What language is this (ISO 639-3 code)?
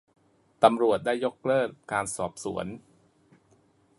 tha